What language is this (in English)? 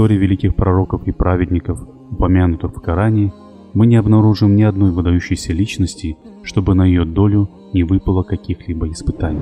Russian